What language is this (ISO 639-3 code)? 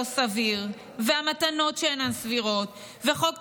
heb